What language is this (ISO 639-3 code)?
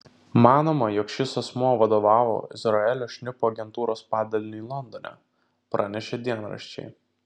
lit